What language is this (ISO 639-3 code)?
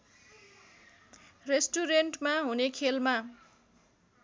nep